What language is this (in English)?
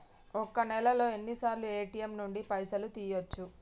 Telugu